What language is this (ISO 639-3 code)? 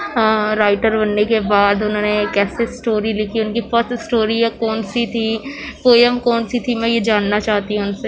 urd